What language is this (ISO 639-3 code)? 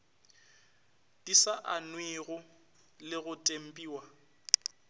nso